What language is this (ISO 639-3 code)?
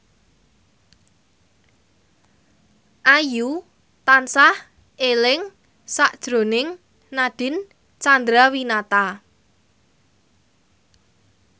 jav